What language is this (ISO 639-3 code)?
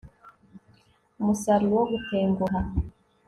kin